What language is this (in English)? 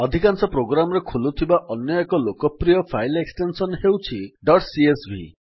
Odia